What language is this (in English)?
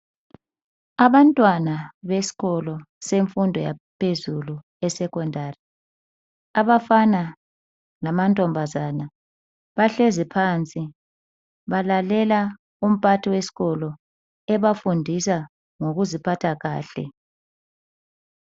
North Ndebele